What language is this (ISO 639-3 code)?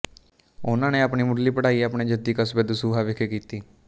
pan